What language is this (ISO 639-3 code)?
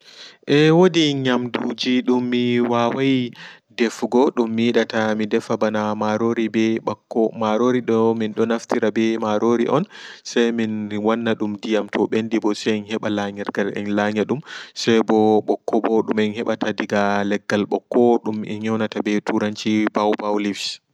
ful